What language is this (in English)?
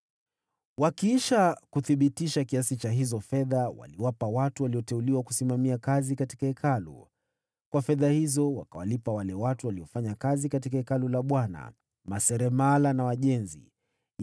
Swahili